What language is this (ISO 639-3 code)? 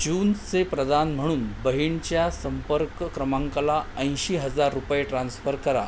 mar